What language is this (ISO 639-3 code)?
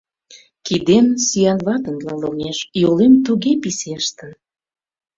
chm